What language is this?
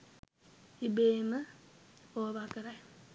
Sinhala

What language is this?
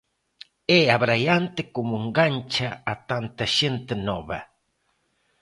Galician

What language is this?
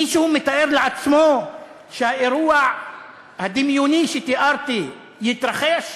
Hebrew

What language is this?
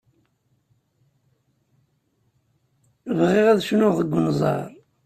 Kabyle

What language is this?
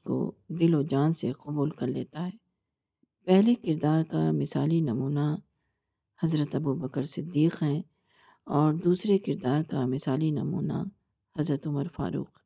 Urdu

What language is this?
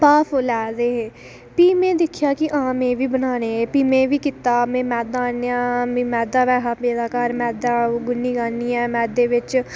Dogri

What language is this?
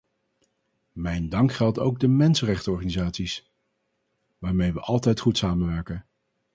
Dutch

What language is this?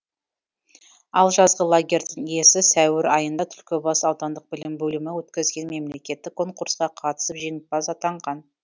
Kazakh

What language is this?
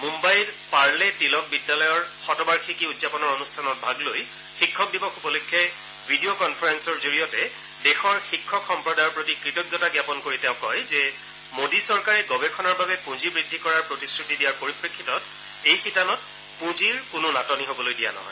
Assamese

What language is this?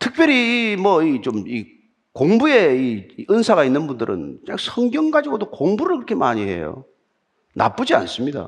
Korean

